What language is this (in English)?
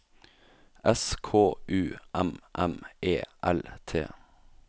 Norwegian